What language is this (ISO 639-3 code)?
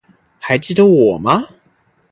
zho